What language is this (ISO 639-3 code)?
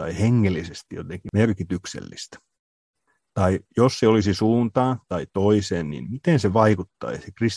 fin